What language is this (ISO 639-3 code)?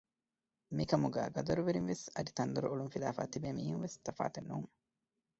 div